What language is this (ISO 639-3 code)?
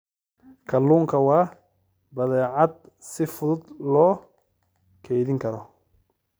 som